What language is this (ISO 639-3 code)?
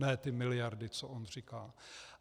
ces